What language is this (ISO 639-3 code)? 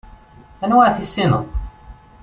kab